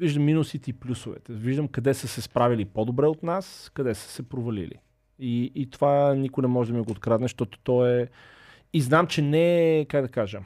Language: Bulgarian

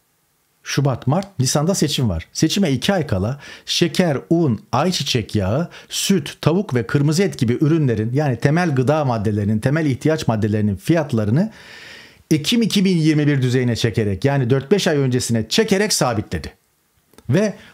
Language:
Turkish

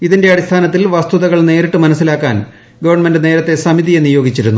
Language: Malayalam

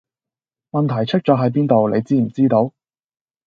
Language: Cantonese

